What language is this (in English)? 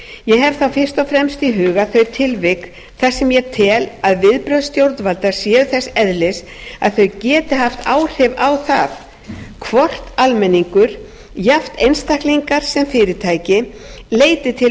Icelandic